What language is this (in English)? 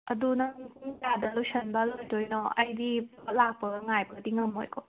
Manipuri